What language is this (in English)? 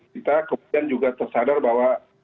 Indonesian